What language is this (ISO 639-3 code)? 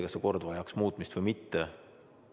est